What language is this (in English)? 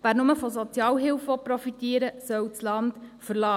Swiss German